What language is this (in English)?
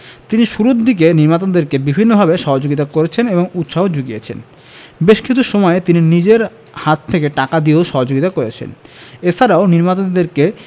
Bangla